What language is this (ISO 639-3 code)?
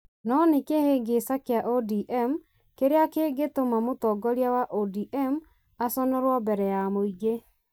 kik